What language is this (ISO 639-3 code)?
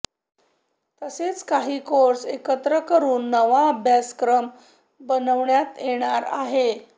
mar